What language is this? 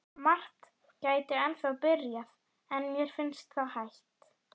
Icelandic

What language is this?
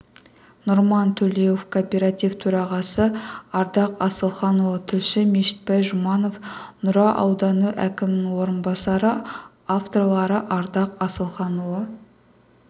Kazakh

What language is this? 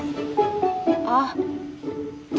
Indonesian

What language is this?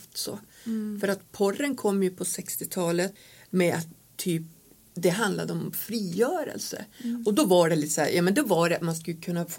Swedish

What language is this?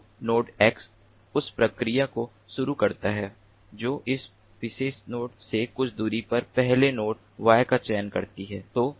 Hindi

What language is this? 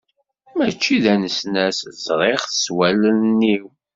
Kabyle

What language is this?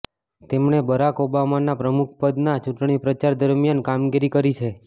Gujarati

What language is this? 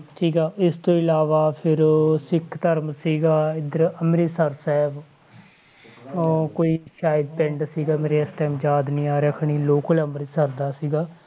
Punjabi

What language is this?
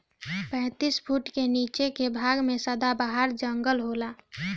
Bhojpuri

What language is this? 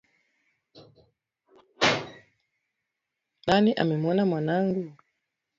Swahili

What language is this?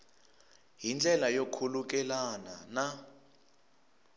Tsonga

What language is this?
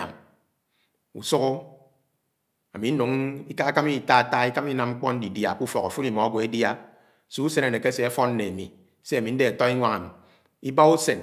Anaang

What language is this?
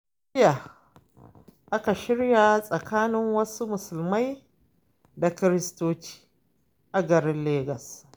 Hausa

